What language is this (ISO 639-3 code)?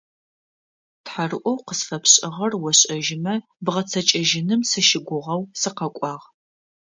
ady